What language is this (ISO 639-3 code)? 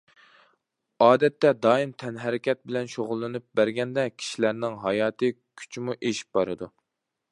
uig